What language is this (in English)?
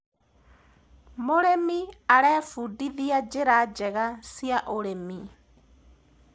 Kikuyu